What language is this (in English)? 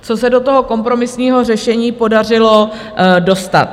Czech